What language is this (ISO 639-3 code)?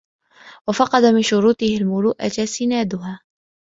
ara